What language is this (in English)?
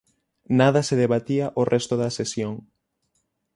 Galician